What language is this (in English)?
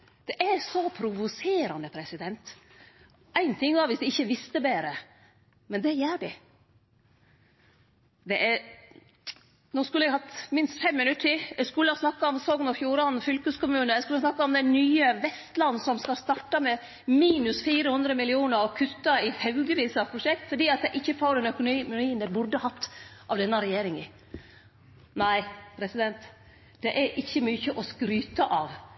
Norwegian Nynorsk